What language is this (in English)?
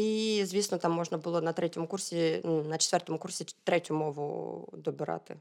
Ukrainian